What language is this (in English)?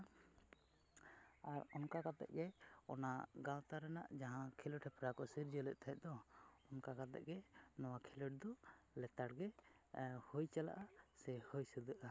Santali